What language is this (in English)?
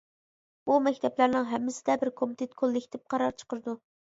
Uyghur